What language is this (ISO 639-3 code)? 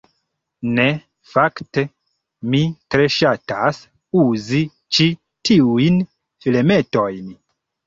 epo